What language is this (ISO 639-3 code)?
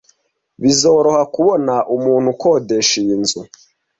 kin